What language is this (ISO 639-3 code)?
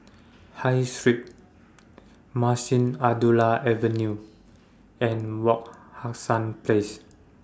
eng